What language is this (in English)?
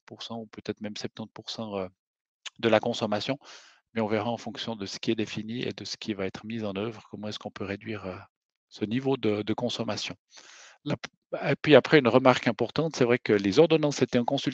French